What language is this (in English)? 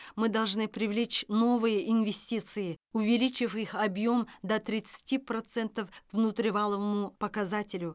Kazakh